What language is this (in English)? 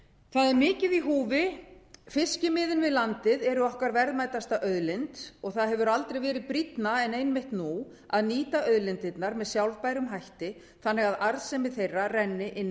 Icelandic